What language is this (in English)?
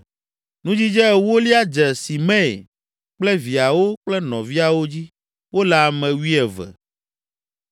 Ewe